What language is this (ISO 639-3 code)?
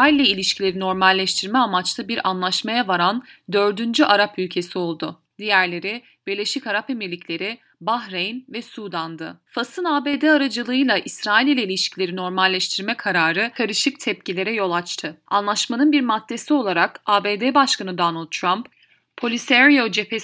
tur